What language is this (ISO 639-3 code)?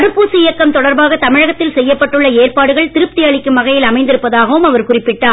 tam